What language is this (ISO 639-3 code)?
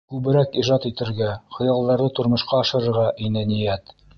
bak